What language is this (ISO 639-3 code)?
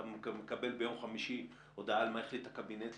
heb